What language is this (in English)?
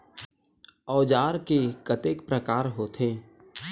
Chhattisgarhi